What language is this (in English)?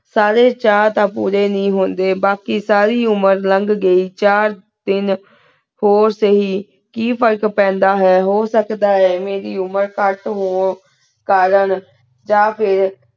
Punjabi